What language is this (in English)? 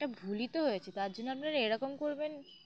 Bangla